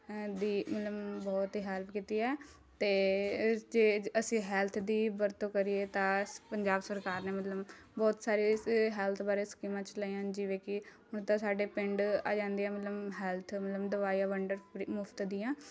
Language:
Punjabi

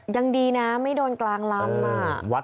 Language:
Thai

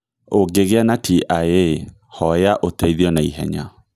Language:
Kikuyu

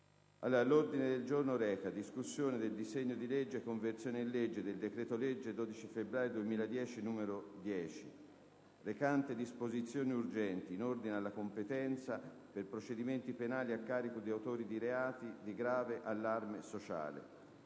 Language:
Italian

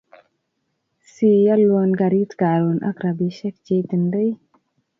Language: Kalenjin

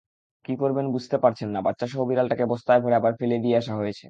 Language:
Bangla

